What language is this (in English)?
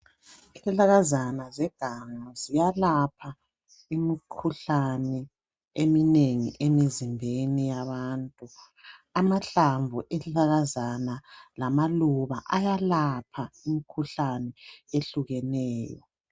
North Ndebele